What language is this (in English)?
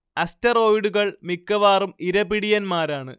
Malayalam